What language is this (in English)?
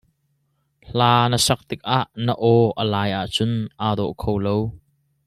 Hakha Chin